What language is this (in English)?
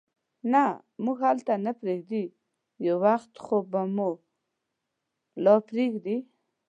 Pashto